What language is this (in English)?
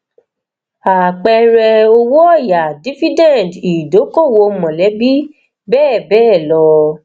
Yoruba